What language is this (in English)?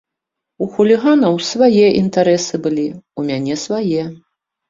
Belarusian